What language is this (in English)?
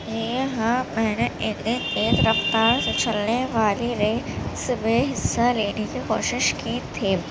Urdu